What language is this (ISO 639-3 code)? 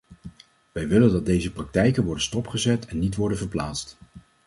nld